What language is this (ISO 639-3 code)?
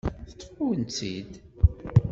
kab